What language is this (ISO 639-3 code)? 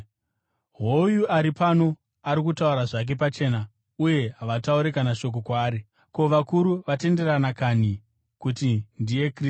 sna